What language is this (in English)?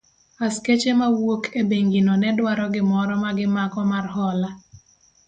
Luo (Kenya and Tanzania)